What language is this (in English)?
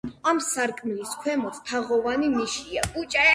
Georgian